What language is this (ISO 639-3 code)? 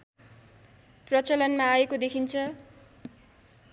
nep